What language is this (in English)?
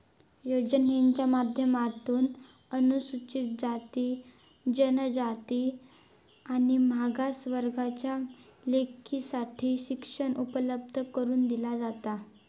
Marathi